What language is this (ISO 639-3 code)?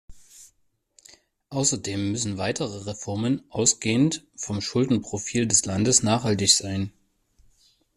deu